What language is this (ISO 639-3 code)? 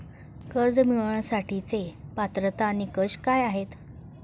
mar